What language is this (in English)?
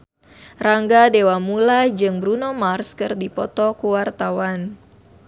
Sundanese